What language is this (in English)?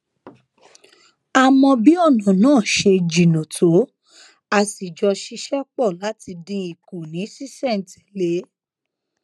Yoruba